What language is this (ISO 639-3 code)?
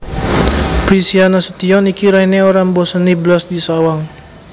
jav